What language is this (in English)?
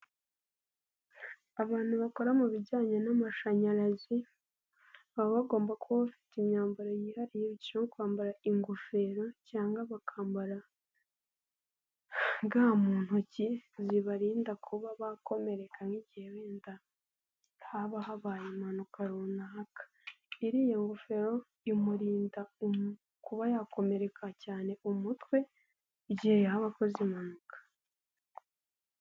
Kinyarwanda